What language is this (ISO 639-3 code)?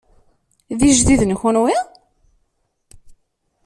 kab